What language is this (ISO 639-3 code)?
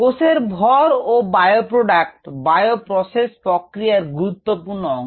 ben